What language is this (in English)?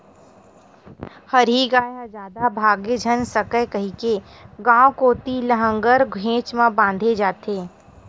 Chhattisgarhi